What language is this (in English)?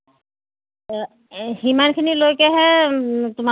Assamese